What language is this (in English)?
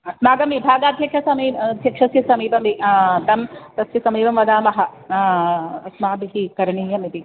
Sanskrit